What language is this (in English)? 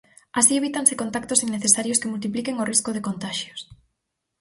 Galician